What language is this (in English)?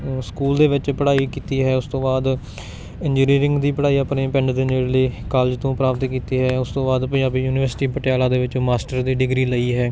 Punjabi